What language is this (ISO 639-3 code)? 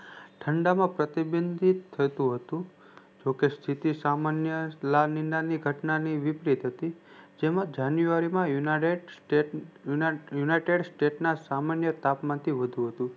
guj